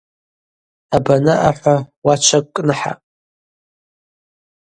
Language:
Abaza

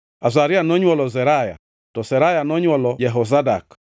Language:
Luo (Kenya and Tanzania)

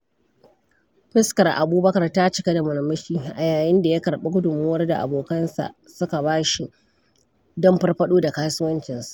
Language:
Hausa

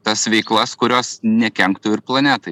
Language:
Lithuanian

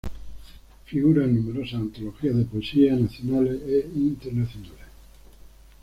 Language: Spanish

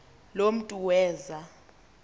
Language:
Xhosa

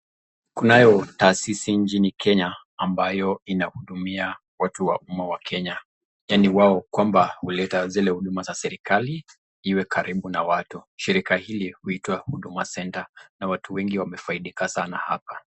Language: Swahili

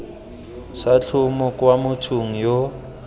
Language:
Tswana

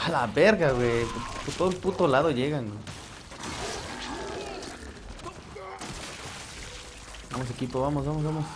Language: Spanish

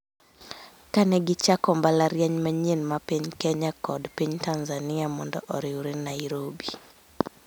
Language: Luo (Kenya and Tanzania)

